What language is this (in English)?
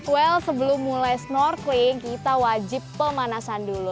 Indonesian